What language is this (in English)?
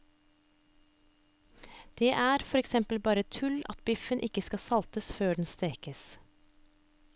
Norwegian